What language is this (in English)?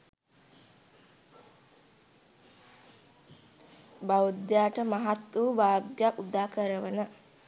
Sinhala